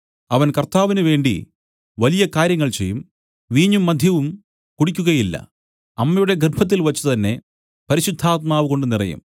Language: Malayalam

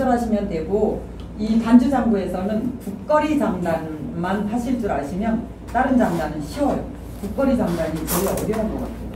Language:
Korean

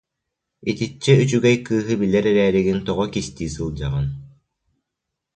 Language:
Yakut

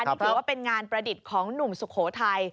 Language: Thai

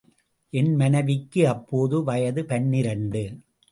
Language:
Tamil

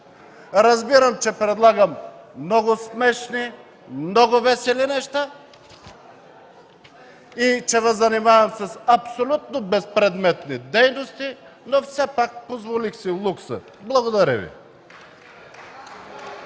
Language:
Bulgarian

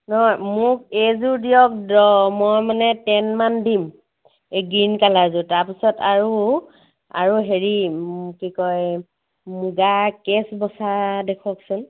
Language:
Assamese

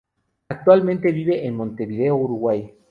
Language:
Spanish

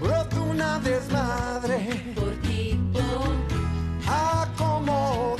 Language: Greek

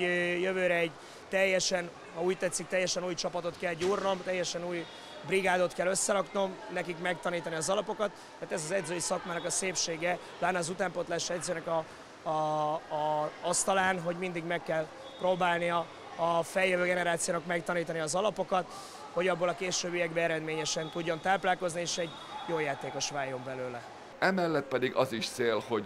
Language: Hungarian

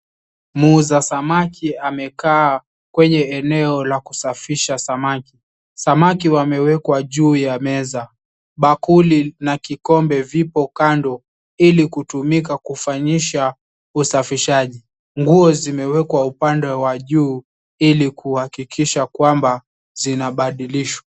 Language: Swahili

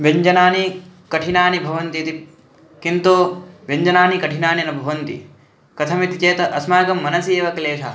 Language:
Sanskrit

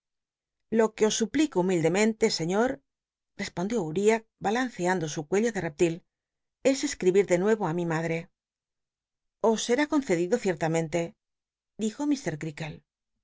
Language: Spanish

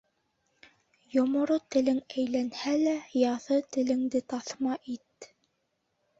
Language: Bashkir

